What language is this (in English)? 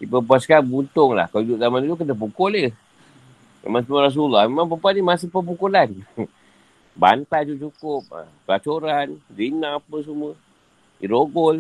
Malay